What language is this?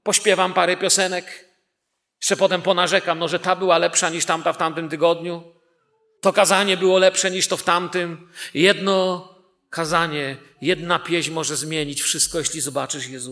Polish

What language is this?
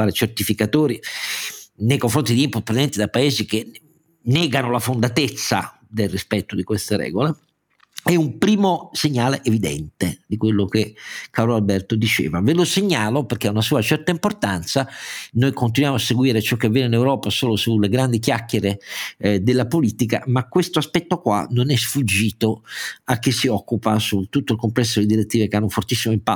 Italian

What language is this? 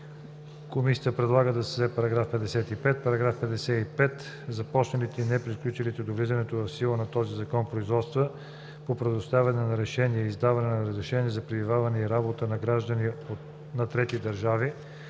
Bulgarian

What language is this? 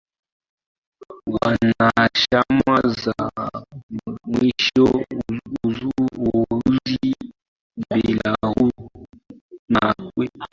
Swahili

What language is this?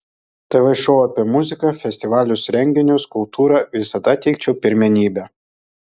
Lithuanian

